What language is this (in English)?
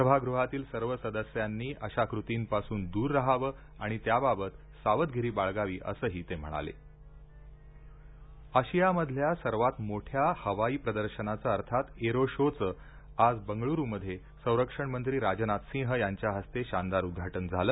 Marathi